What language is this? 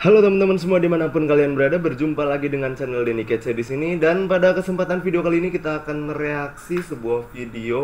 Indonesian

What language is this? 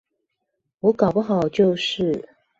Chinese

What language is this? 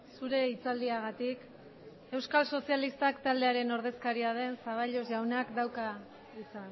Basque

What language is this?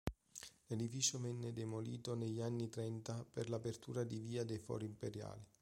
Italian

